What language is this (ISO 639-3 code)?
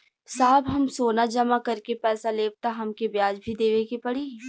bho